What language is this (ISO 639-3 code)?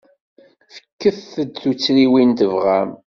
kab